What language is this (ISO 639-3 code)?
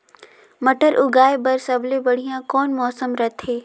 hne